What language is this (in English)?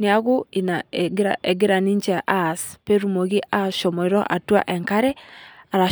Masai